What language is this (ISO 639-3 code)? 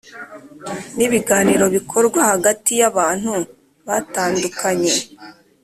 kin